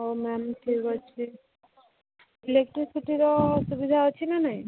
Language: Odia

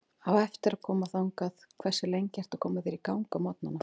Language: Icelandic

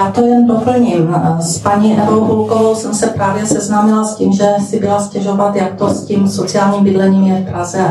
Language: Czech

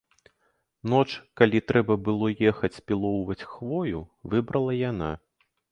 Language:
Belarusian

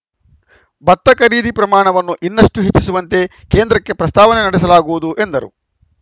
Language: Kannada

